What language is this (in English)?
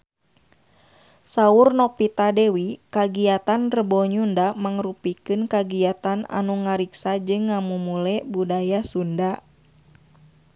Sundanese